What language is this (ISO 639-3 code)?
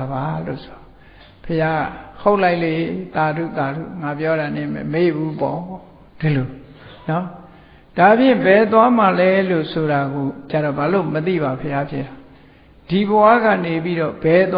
vie